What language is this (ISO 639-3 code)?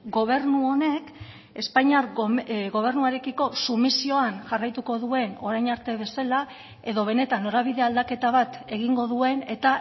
eus